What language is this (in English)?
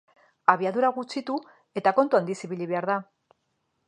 Basque